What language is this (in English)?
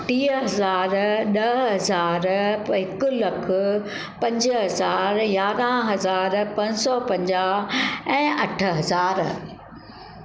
Sindhi